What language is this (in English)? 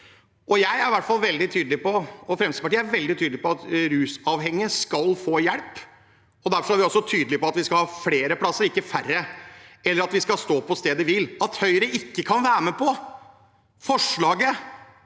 Norwegian